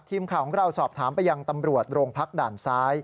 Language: Thai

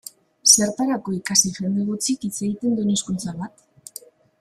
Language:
Basque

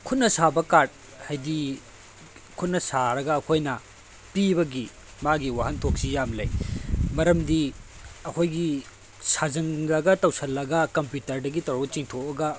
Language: Manipuri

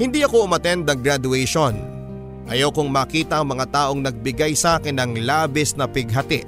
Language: Filipino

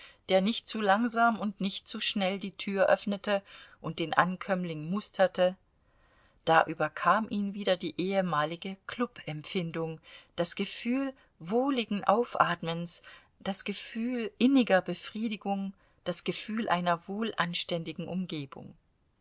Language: German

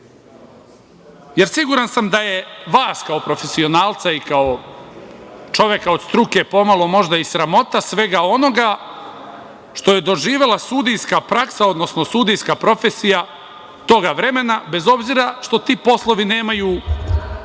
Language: Serbian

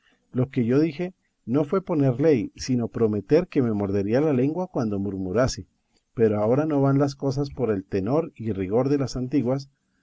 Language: Spanish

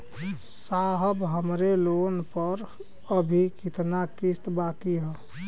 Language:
Bhojpuri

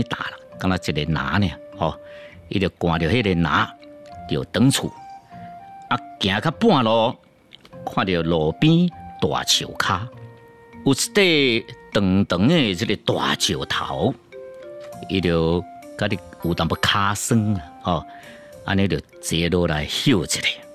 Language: Chinese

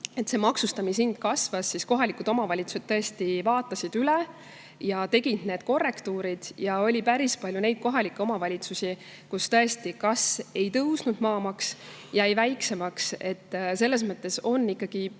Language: Estonian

